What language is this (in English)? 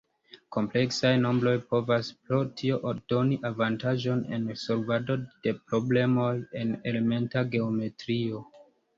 Esperanto